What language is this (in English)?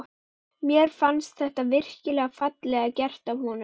Icelandic